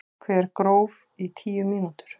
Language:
Icelandic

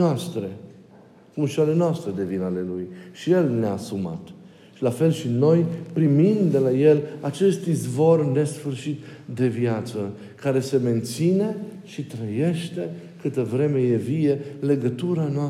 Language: Romanian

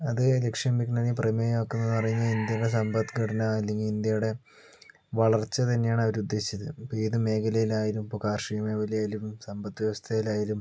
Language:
Malayalam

